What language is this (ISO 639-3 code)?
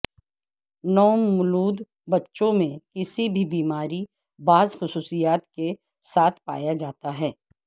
urd